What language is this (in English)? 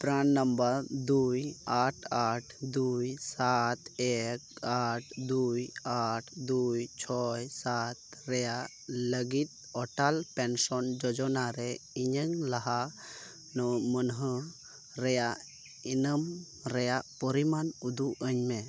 Santali